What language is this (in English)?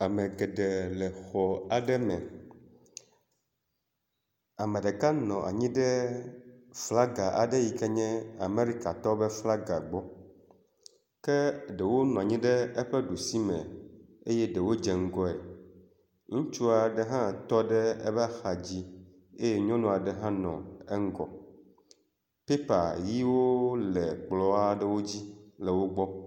Ewe